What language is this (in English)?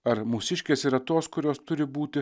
Lithuanian